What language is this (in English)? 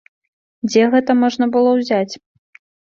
Belarusian